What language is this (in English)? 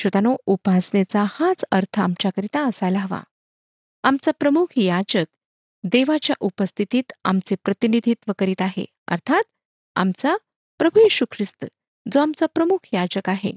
Marathi